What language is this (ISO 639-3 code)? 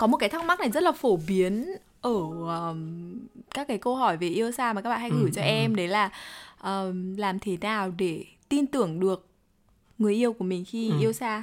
vie